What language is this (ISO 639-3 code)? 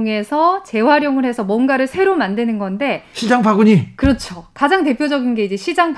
kor